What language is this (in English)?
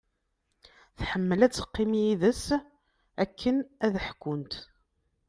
Kabyle